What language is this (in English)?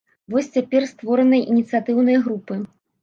Belarusian